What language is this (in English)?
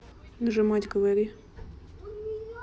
Russian